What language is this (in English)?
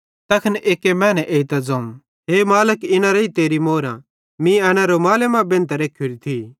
Bhadrawahi